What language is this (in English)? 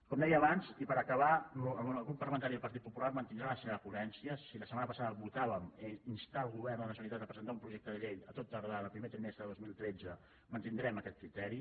Catalan